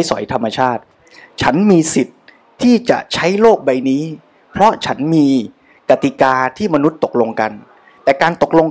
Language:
Thai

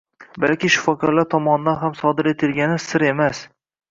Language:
Uzbek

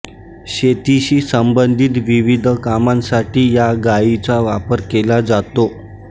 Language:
Marathi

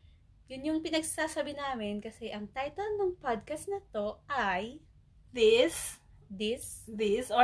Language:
Filipino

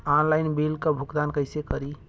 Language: Bhojpuri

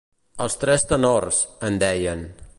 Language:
Catalan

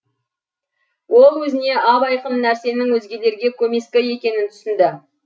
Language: Kazakh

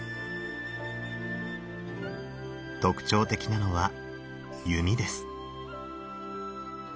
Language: Japanese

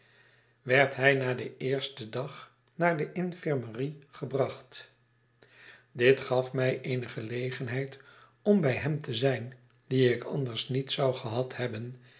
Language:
Dutch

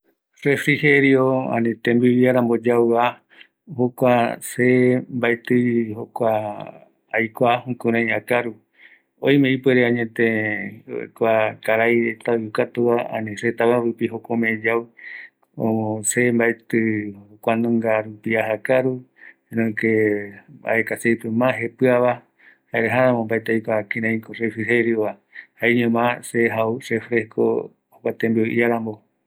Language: Eastern Bolivian Guaraní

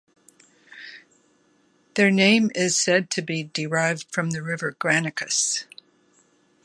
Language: English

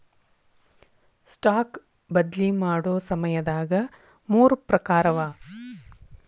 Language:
Kannada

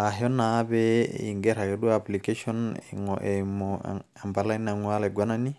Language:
Masai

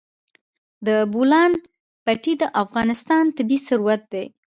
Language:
Pashto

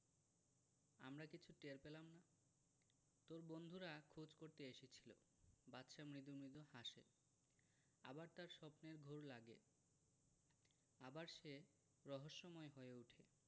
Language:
Bangla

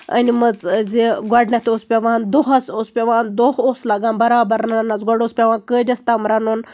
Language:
Kashmiri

